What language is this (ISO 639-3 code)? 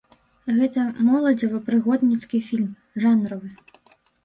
bel